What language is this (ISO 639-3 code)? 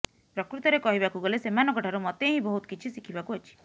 ori